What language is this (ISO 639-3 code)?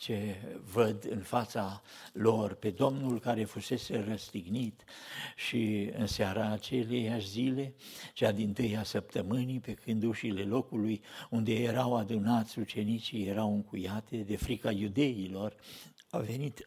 ron